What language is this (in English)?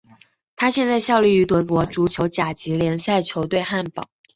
Chinese